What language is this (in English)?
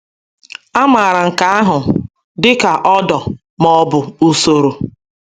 Igbo